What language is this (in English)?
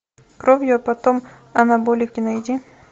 Russian